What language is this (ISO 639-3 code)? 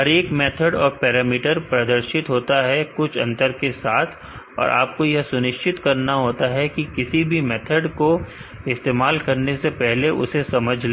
hin